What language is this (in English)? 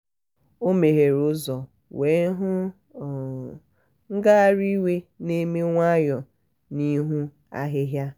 Igbo